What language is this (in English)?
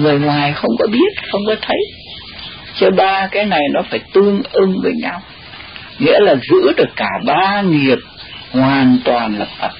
Vietnamese